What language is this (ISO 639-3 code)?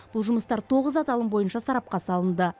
kaz